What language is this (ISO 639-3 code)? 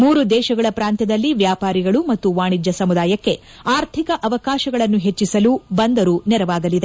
kan